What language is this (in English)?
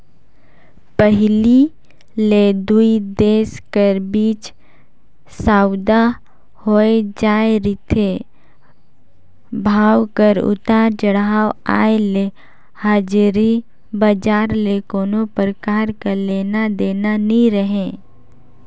Chhattisgarhi